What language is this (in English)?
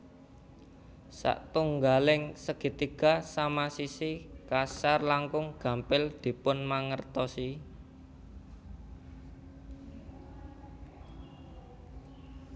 Javanese